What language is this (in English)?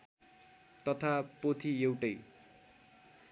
Nepali